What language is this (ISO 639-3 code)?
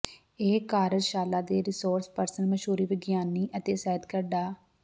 pan